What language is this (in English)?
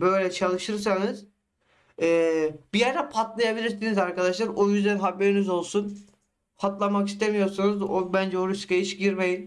Turkish